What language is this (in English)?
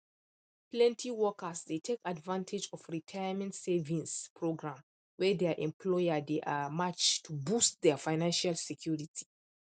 Nigerian Pidgin